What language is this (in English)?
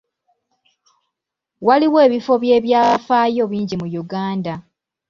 Ganda